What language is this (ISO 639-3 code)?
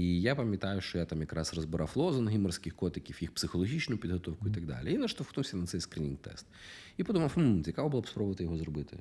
ukr